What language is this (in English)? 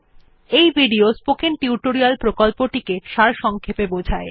Bangla